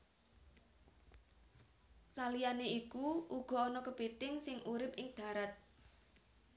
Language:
Javanese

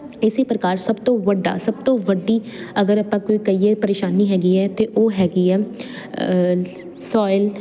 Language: Punjabi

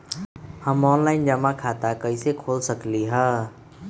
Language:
Magahi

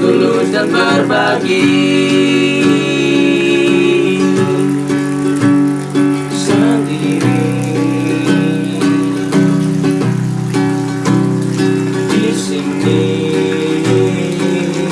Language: Indonesian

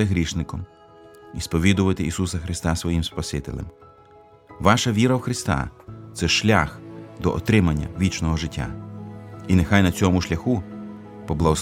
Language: Ukrainian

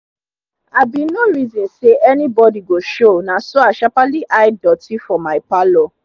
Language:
Nigerian Pidgin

